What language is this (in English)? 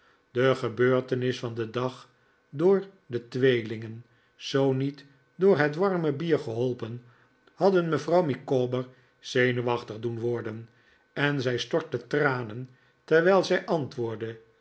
Dutch